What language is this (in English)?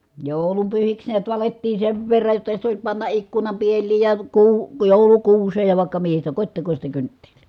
Finnish